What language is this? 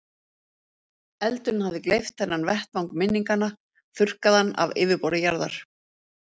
Icelandic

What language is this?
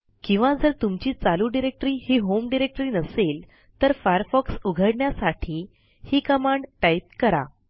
Marathi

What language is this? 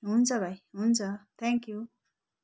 Nepali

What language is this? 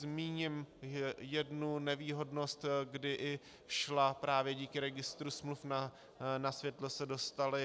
Czech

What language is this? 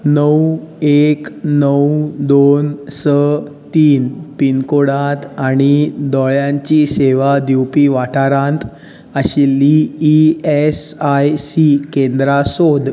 Konkani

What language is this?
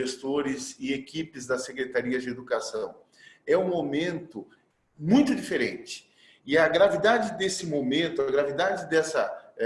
Portuguese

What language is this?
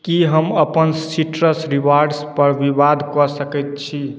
Maithili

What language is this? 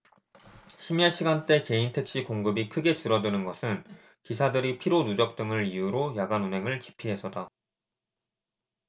Korean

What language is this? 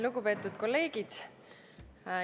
Estonian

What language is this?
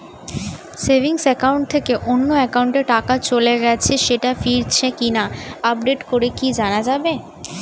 Bangla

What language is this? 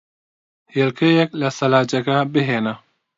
Central Kurdish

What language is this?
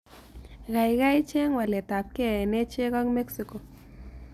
Kalenjin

